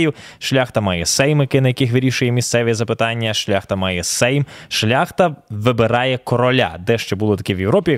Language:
Ukrainian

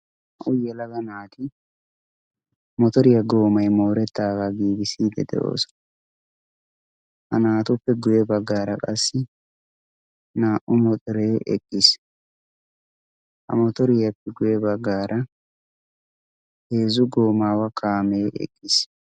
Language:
Wolaytta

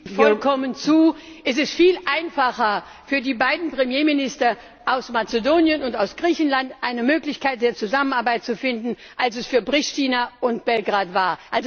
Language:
German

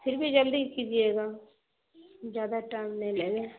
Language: Urdu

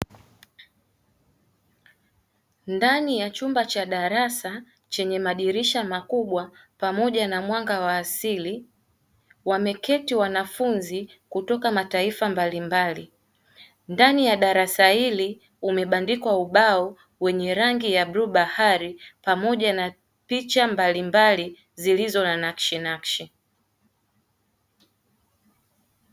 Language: Swahili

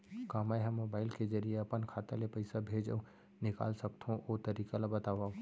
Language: Chhattisgarhi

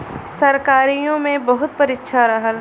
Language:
Bhojpuri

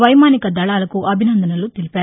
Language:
Telugu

